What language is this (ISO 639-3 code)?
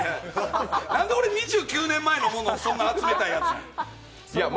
jpn